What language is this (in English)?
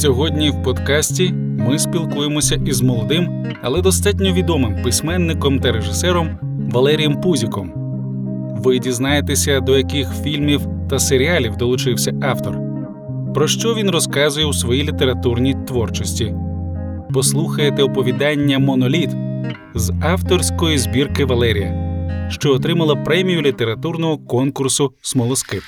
Ukrainian